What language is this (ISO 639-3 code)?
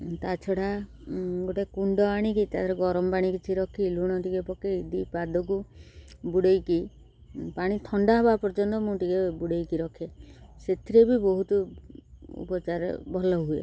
ori